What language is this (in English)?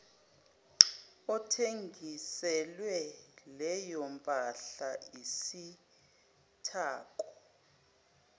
Zulu